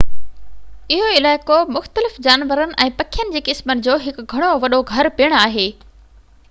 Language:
Sindhi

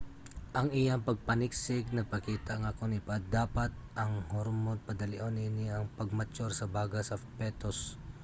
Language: Cebuano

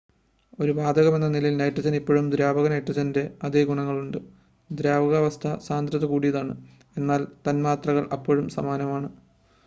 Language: Malayalam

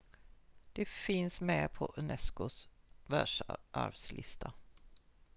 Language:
Swedish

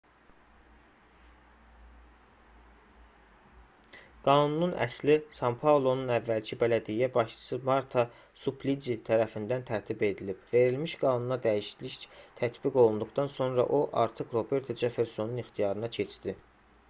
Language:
Azerbaijani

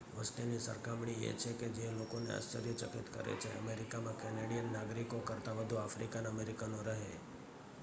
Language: Gujarati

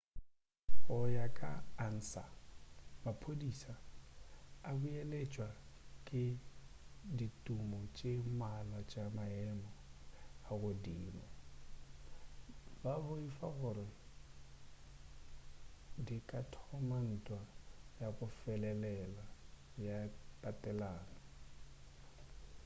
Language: Northern Sotho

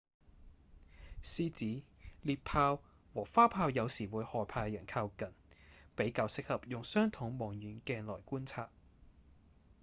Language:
Cantonese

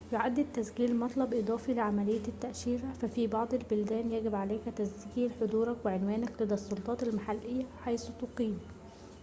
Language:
Arabic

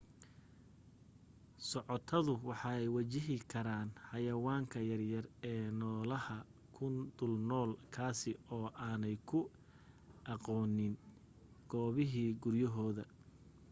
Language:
Somali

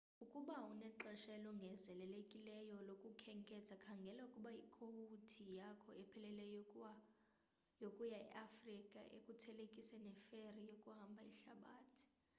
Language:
Xhosa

